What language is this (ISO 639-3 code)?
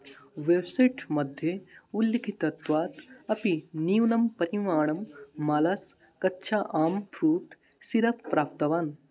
san